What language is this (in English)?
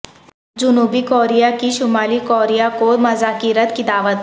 Urdu